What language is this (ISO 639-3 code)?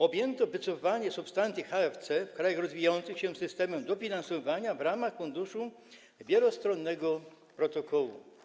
pol